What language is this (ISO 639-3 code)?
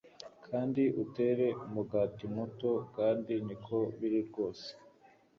kin